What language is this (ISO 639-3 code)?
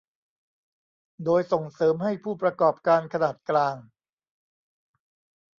tha